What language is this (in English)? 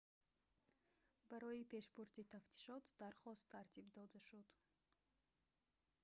Tajik